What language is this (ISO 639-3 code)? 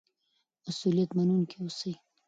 pus